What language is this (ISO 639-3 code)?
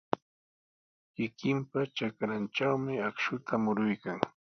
qws